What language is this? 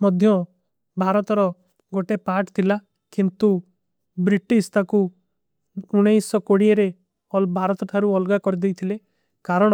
Kui (India)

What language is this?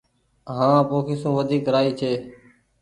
Goaria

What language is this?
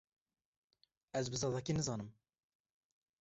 Kurdish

